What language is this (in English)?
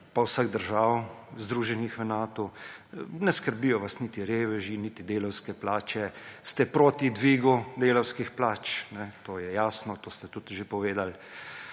Slovenian